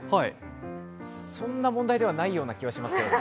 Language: Japanese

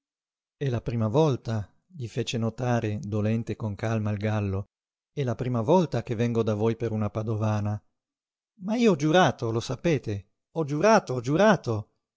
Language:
Italian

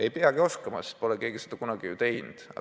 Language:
Estonian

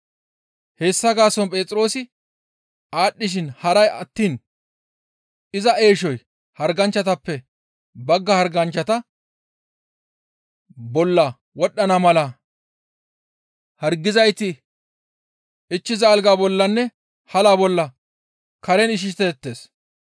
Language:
Gamo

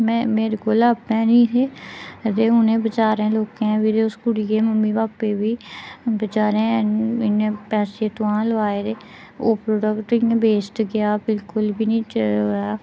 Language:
Dogri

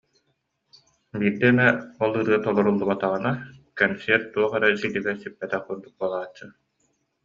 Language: Yakut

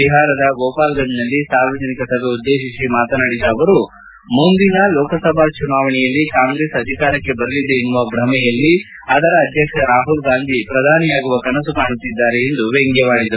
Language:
Kannada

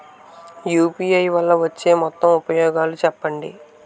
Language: Telugu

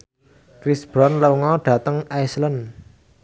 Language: Javanese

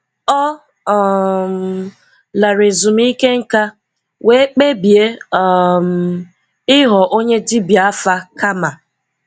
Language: Igbo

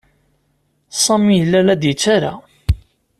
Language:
Kabyle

